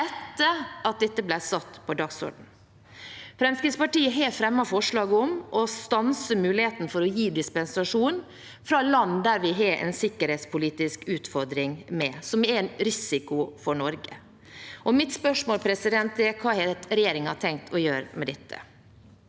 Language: Norwegian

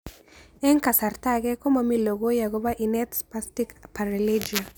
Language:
Kalenjin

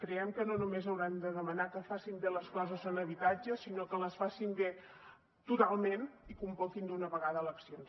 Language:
Catalan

